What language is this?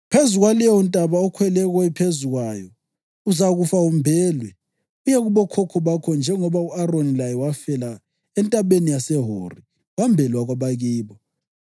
North Ndebele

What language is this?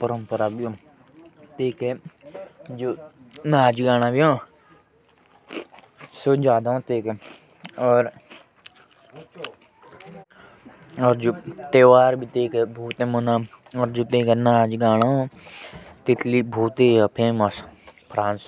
Jaunsari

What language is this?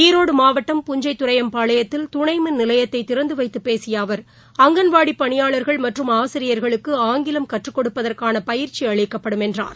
Tamil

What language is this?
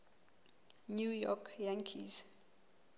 Southern Sotho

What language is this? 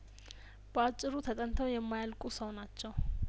Amharic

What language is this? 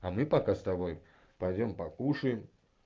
Russian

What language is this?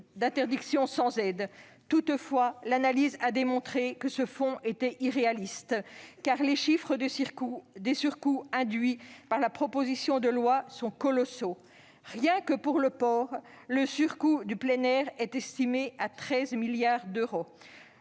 French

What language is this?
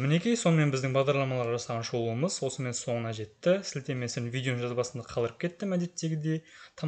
Turkish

